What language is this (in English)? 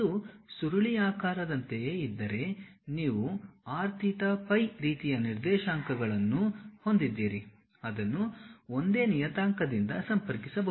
Kannada